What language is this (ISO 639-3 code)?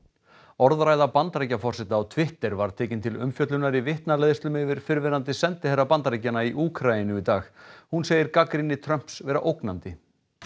isl